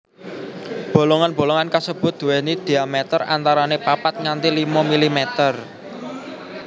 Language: Javanese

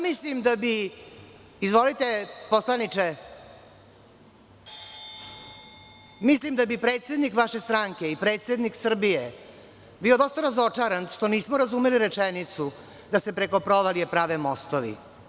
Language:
Serbian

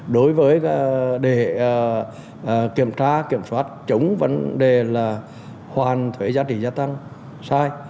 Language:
Vietnamese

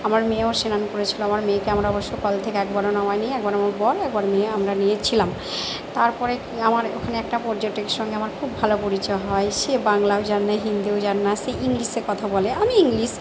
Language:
Bangla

